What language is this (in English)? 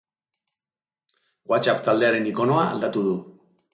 Basque